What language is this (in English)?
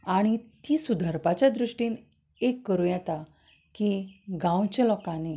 Konkani